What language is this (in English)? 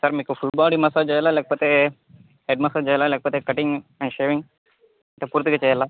Telugu